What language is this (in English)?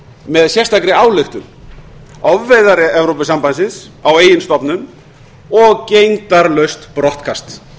Icelandic